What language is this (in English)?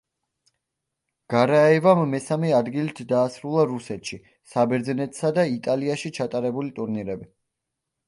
Georgian